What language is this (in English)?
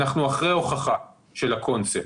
Hebrew